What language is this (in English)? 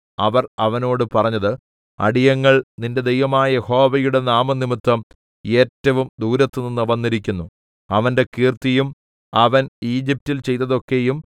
Malayalam